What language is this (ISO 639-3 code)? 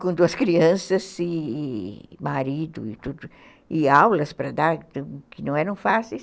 por